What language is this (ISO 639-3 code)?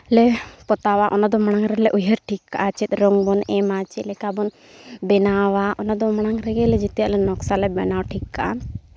sat